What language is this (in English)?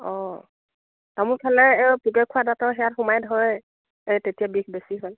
Assamese